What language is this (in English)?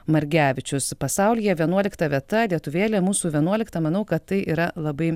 Lithuanian